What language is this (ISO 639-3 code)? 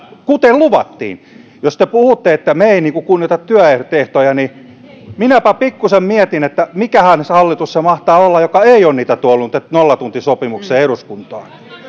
fin